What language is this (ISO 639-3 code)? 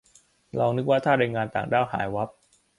tha